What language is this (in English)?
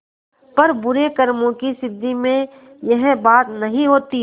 Hindi